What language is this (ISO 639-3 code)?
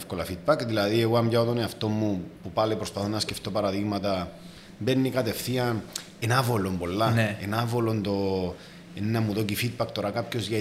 ell